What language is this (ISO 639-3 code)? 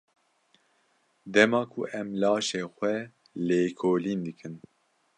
kur